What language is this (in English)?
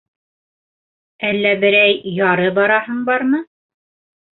Bashkir